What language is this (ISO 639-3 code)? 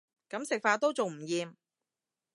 yue